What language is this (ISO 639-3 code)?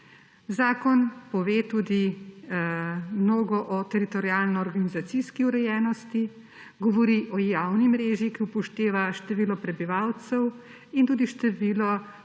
slv